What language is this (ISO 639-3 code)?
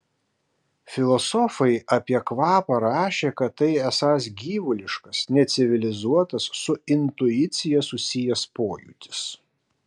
lit